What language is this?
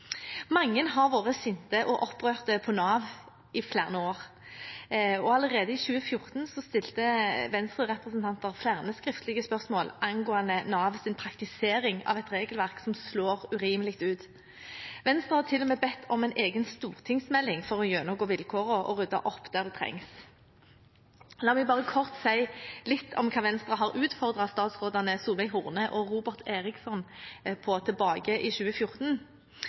Norwegian Bokmål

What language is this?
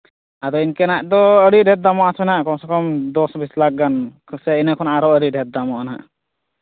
Santali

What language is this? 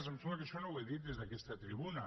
Catalan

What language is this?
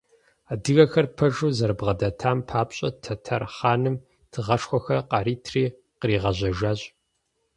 Kabardian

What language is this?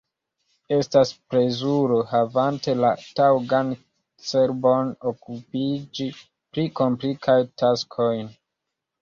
Esperanto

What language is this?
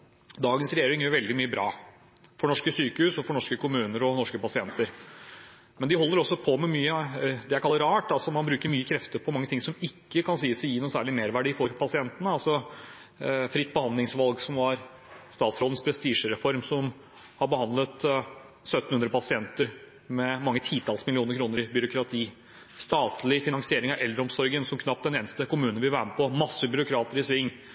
Norwegian Bokmål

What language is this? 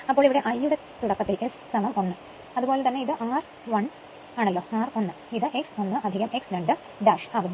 Malayalam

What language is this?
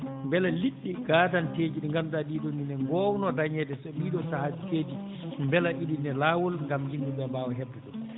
Fula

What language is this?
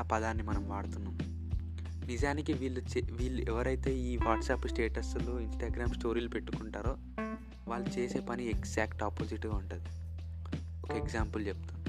Telugu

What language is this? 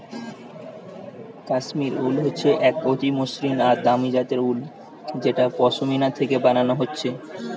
Bangla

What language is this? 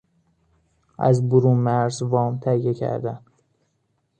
Persian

